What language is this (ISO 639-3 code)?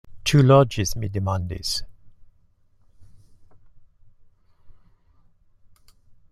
epo